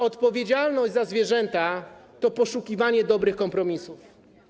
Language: Polish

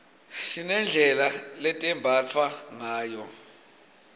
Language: Swati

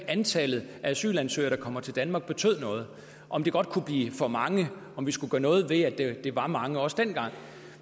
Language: Danish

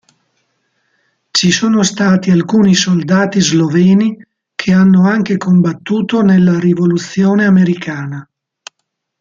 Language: Italian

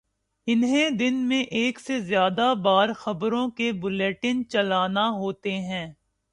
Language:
Urdu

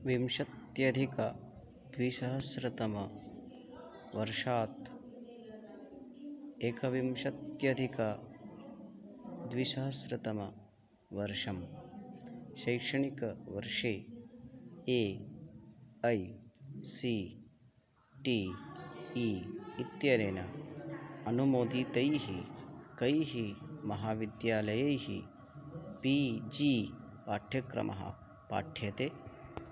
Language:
Sanskrit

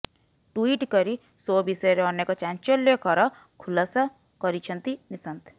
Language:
Odia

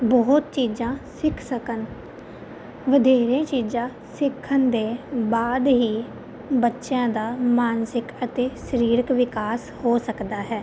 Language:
Punjabi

